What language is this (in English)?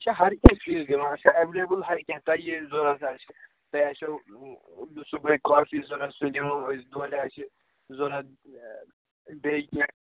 Kashmiri